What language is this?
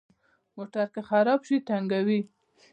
Pashto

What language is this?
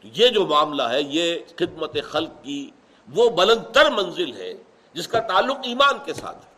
Urdu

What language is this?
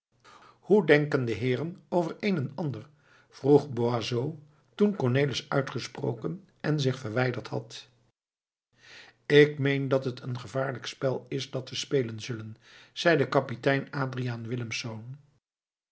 Dutch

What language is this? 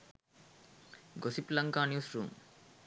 Sinhala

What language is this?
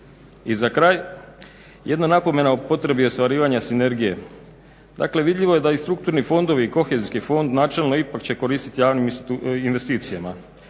Croatian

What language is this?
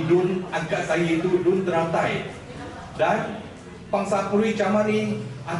Malay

